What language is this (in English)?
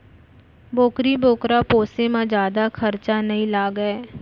Chhattisgarhi